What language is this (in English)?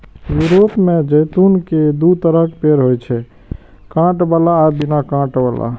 Maithili